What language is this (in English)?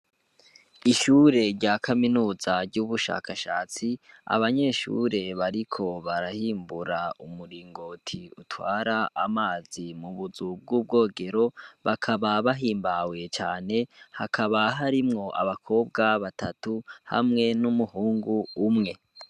Rundi